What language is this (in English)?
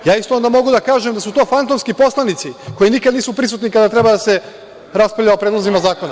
Serbian